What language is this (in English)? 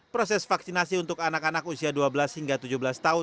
Indonesian